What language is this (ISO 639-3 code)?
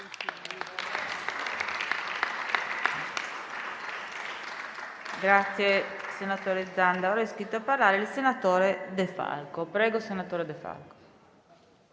ita